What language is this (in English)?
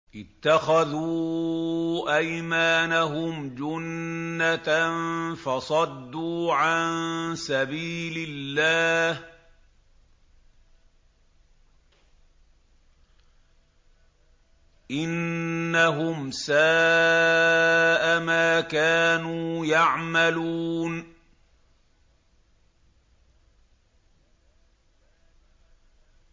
Arabic